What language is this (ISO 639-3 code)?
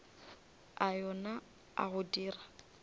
nso